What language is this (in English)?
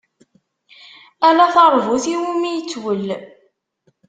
Kabyle